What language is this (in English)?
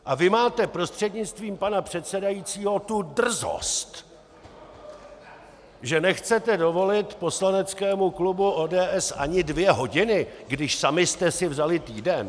Czech